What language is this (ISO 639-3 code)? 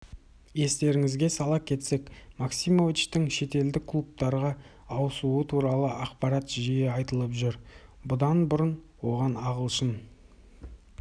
kaz